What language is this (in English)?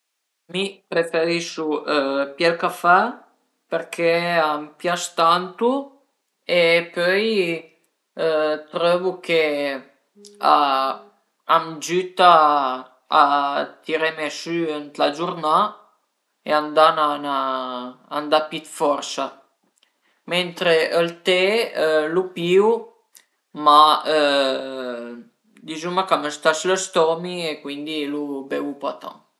Piedmontese